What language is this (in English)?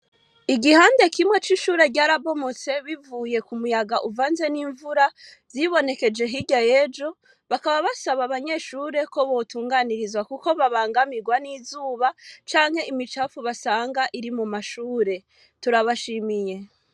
Rundi